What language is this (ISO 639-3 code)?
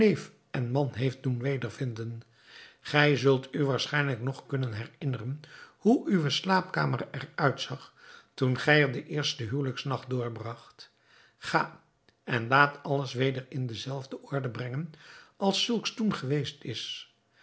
nld